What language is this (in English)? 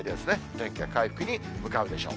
Japanese